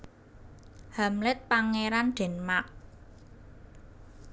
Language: Javanese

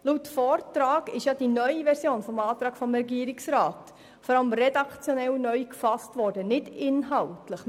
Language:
Swiss German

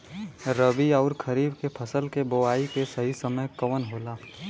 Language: Bhojpuri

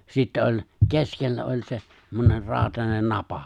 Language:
Finnish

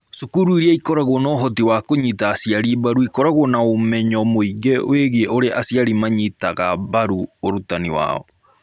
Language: Kikuyu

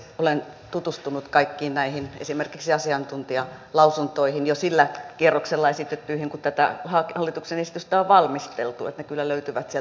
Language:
Finnish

